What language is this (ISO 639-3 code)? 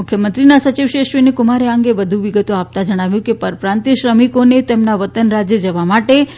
guj